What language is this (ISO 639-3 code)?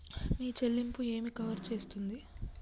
tel